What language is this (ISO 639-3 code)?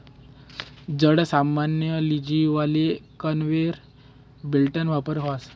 mar